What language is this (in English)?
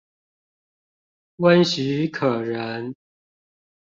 Chinese